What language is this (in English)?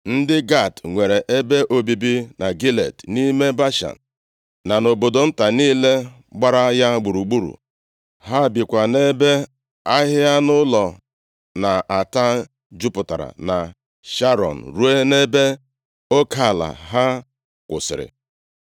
Igbo